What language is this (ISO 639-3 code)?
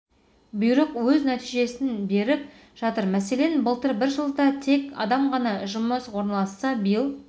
kaz